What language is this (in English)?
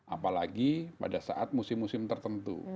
Indonesian